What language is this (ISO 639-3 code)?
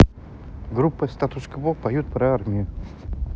rus